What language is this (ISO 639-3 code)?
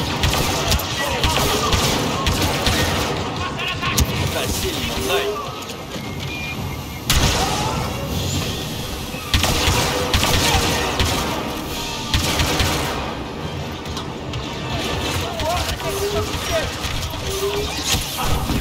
fra